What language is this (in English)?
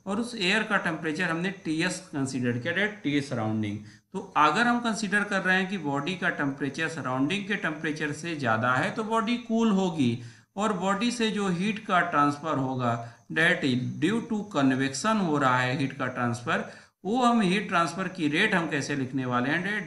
Hindi